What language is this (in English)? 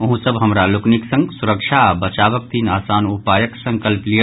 Maithili